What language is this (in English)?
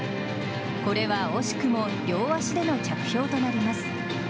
Japanese